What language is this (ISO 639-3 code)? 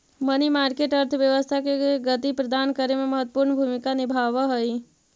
mag